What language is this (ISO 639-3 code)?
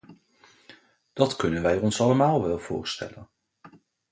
nld